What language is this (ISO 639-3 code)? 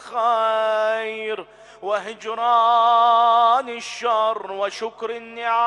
ara